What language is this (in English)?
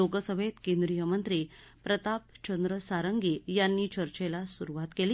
Marathi